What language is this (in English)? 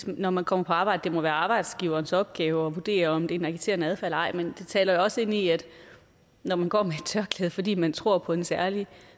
Danish